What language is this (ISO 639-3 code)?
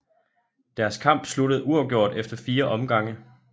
dan